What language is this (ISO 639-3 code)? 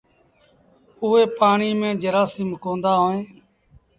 sbn